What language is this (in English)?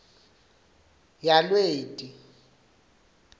Swati